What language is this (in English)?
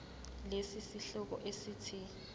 Zulu